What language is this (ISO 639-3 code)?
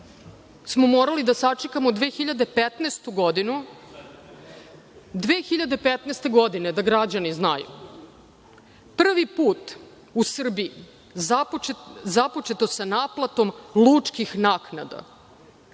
srp